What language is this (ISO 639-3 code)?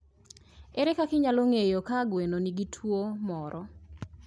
luo